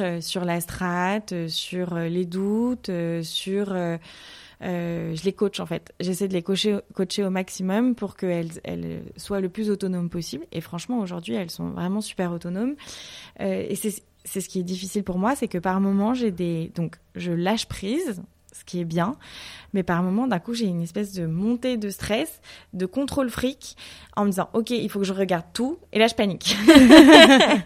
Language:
French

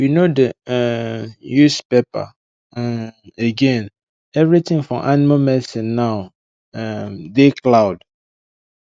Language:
Nigerian Pidgin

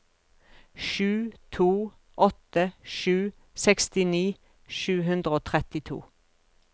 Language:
Norwegian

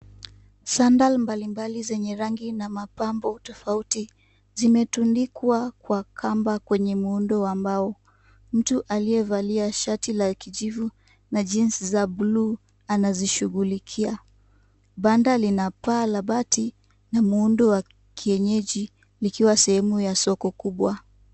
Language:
Swahili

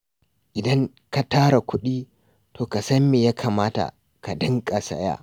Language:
Hausa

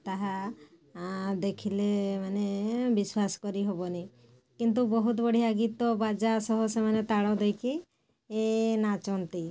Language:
Odia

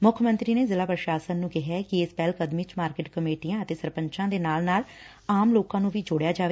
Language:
Punjabi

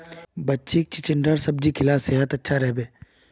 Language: Magahi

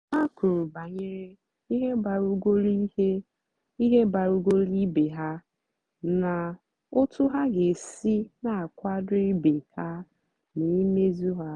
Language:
Igbo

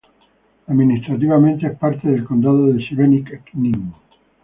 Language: Spanish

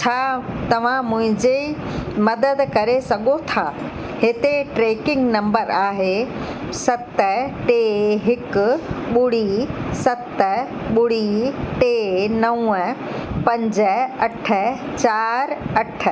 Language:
Sindhi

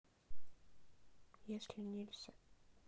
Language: Russian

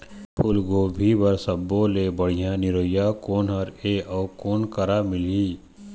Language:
Chhattisgarhi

